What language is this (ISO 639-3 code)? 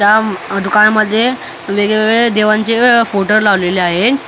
mar